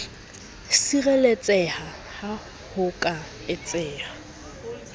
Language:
Southern Sotho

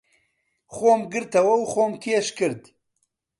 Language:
Central Kurdish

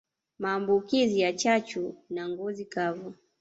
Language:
Swahili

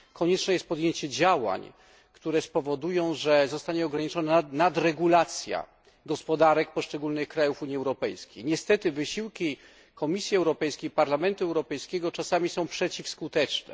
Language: Polish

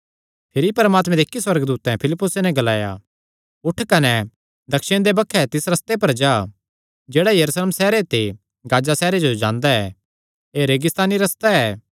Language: Kangri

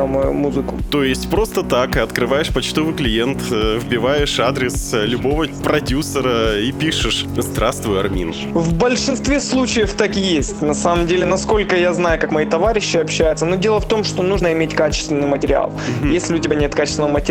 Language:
Russian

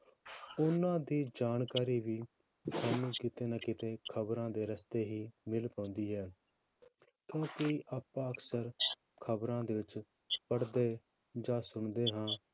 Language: Punjabi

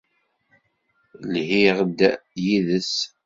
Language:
Kabyle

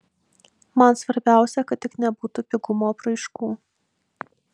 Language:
Lithuanian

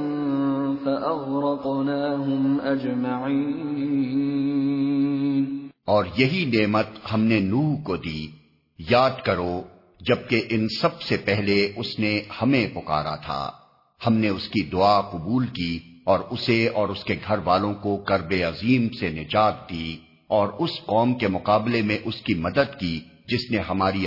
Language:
Urdu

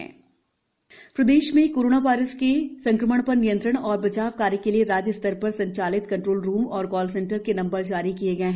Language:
Hindi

